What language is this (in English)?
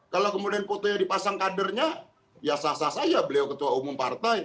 Indonesian